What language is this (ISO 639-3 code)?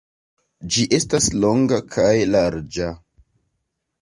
epo